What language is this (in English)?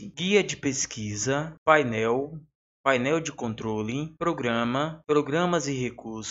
Portuguese